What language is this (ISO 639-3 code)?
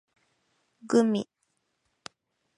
jpn